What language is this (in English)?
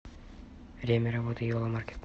Russian